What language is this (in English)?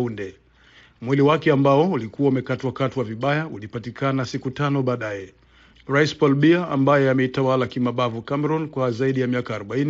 Swahili